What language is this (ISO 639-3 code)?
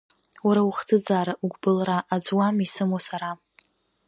abk